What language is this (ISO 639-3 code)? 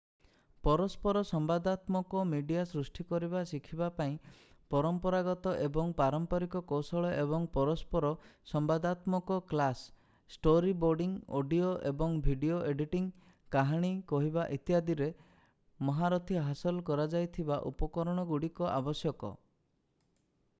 ori